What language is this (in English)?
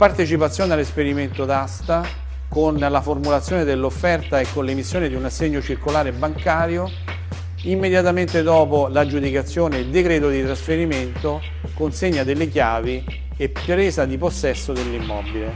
Italian